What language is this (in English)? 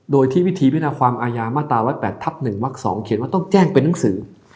Thai